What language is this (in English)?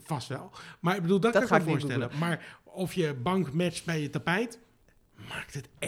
Dutch